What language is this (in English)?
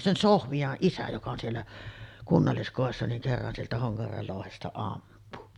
Finnish